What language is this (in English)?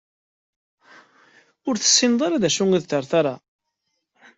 Kabyle